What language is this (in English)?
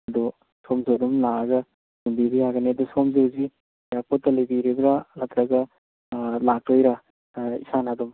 Manipuri